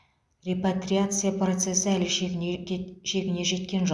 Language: Kazakh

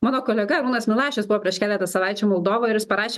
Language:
Lithuanian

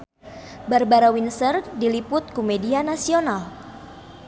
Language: Sundanese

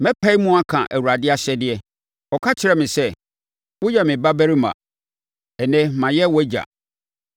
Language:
Akan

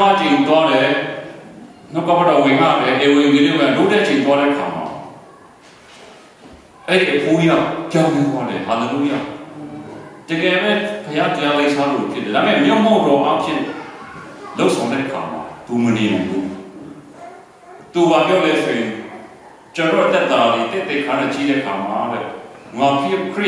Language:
Romanian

